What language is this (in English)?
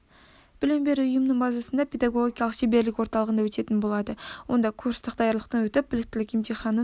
Kazakh